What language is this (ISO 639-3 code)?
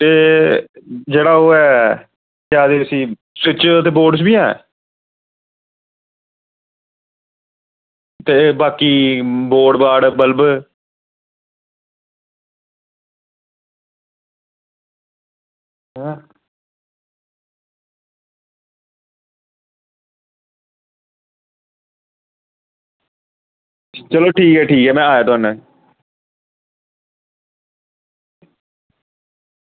doi